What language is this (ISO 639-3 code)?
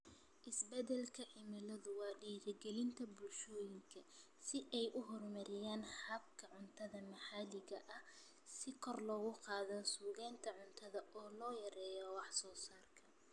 som